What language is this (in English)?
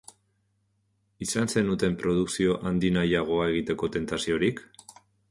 Basque